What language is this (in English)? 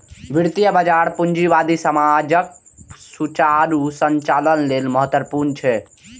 Maithili